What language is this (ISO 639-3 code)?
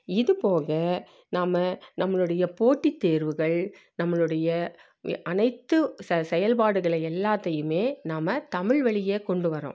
tam